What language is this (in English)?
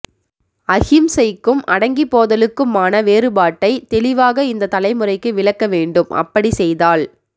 Tamil